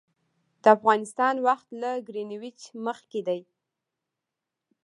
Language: Pashto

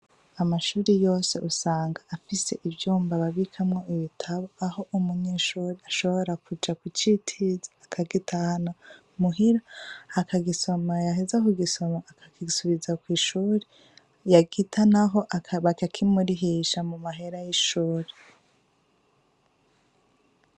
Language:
Rundi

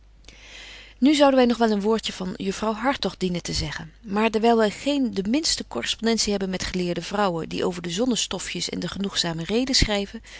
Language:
Dutch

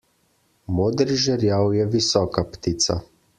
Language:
Slovenian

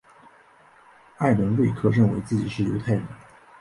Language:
Chinese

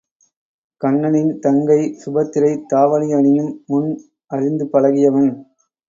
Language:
Tamil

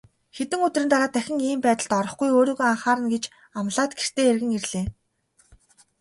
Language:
Mongolian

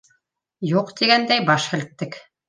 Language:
Bashkir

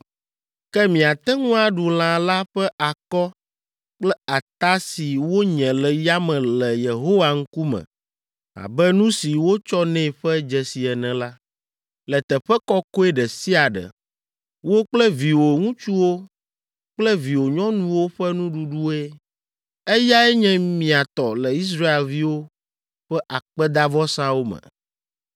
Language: Ewe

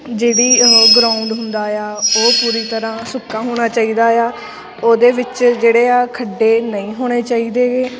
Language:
Punjabi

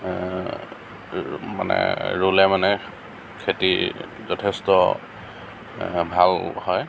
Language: Assamese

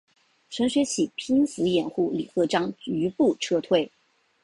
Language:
Chinese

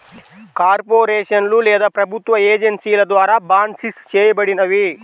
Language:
Telugu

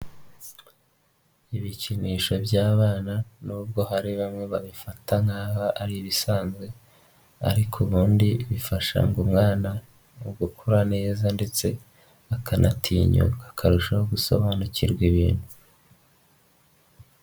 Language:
Kinyarwanda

